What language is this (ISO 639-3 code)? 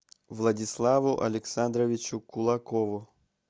rus